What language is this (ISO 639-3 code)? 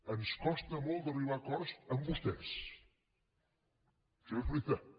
cat